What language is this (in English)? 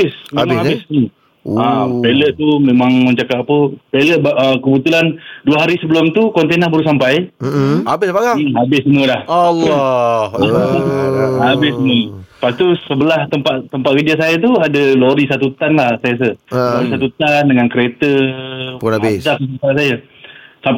Malay